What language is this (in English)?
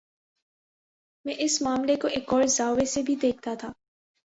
Urdu